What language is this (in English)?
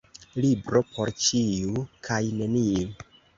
Esperanto